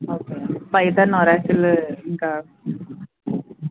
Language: Telugu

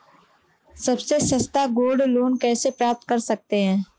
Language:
Hindi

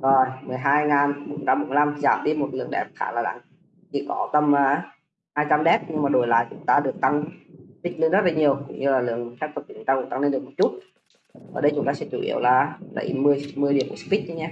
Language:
Vietnamese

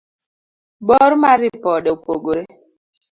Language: Luo (Kenya and Tanzania)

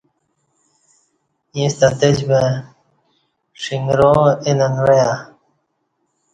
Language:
Kati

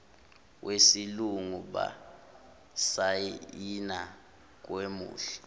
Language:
Zulu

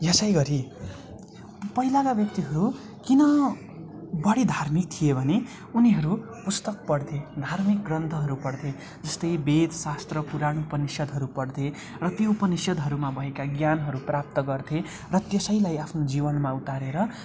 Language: Nepali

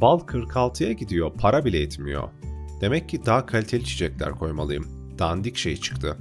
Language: Turkish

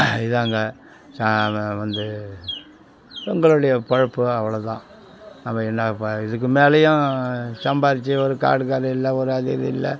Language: Tamil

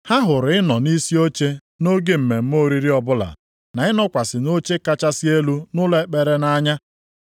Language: Igbo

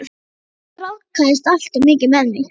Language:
Icelandic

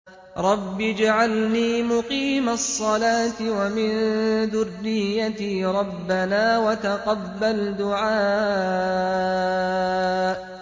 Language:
Arabic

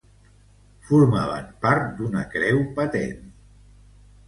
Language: Catalan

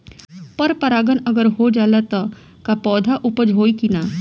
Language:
Bhojpuri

